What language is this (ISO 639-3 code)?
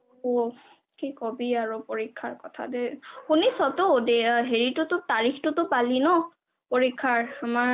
asm